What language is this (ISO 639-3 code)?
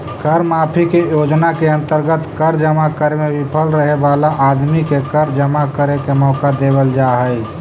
mag